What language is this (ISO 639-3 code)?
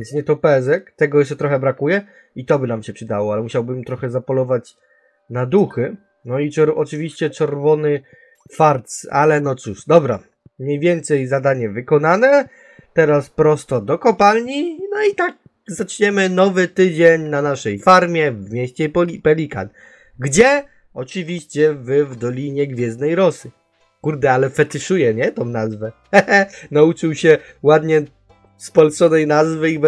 pol